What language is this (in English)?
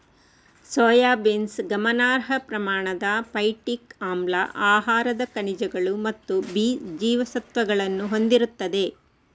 Kannada